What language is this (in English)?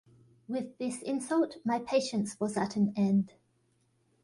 English